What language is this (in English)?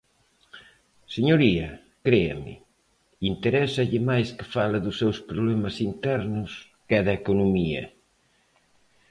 Galician